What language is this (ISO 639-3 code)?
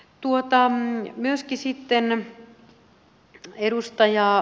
fin